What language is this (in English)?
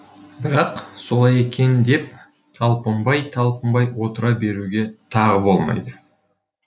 Kazakh